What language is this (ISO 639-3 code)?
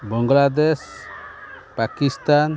ori